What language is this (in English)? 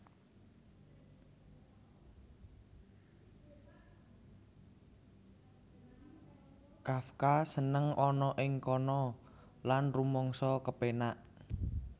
Javanese